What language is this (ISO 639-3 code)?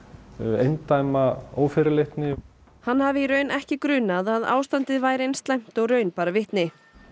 isl